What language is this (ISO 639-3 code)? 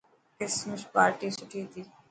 mki